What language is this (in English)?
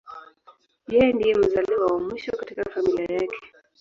Swahili